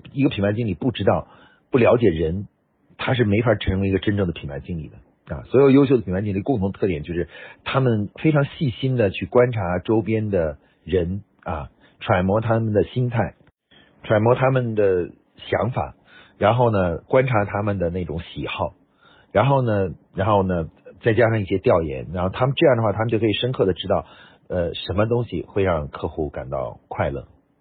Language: Chinese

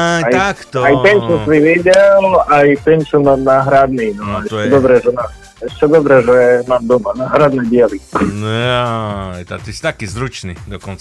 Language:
Slovak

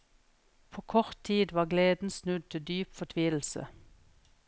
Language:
Norwegian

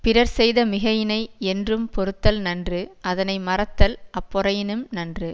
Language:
Tamil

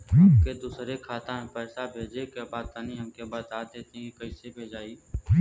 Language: Bhojpuri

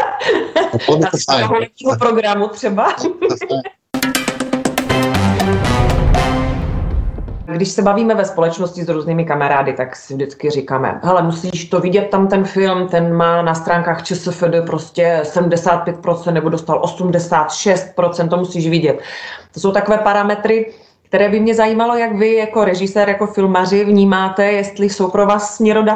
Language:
Czech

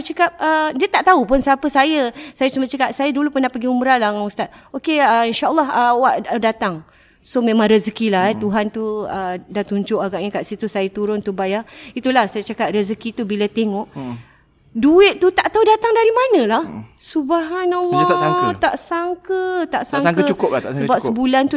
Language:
Malay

